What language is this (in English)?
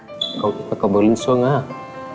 Vietnamese